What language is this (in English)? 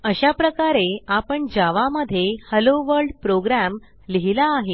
Marathi